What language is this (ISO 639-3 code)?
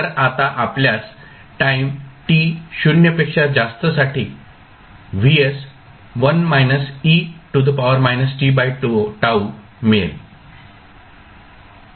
mar